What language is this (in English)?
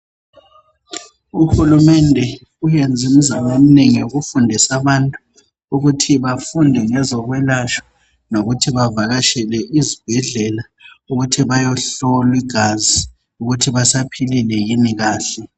North Ndebele